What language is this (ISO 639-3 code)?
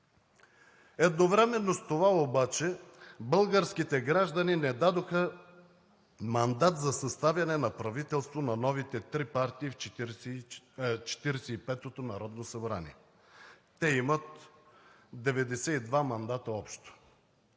bul